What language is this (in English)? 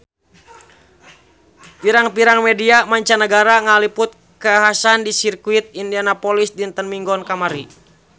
Sundanese